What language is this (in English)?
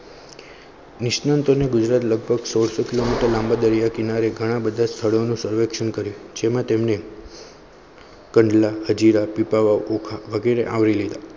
Gujarati